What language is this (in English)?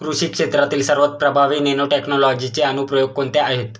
Marathi